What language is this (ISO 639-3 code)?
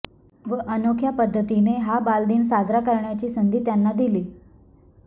mar